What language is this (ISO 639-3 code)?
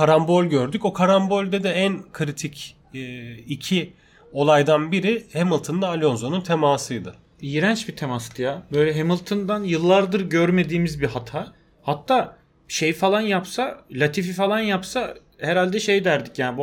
tur